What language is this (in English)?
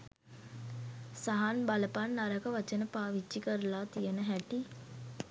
Sinhala